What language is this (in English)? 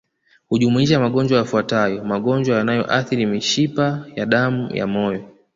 Swahili